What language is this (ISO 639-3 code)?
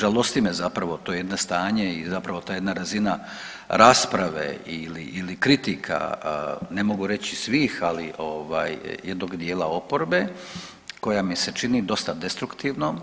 hrv